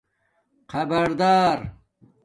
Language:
Domaaki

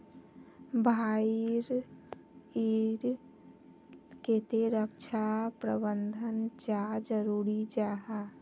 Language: Magahi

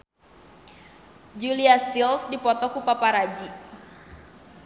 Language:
Sundanese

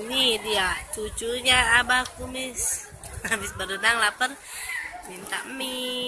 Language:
Indonesian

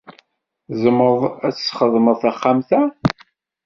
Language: Kabyle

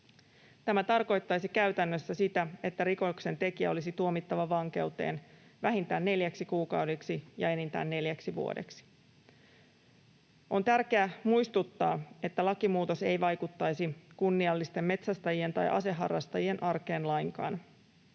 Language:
Finnish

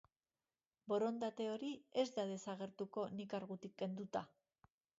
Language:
Basque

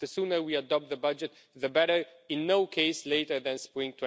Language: English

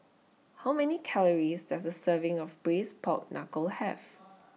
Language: English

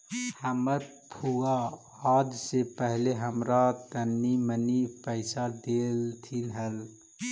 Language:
Magahi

